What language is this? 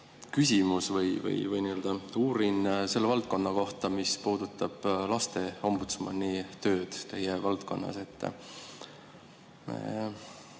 Estonian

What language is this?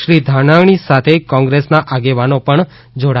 Gujarati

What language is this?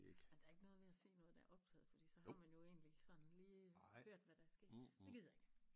Danish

